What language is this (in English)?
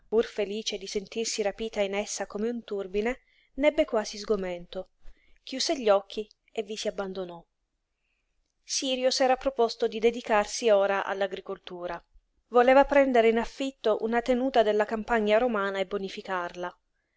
Italian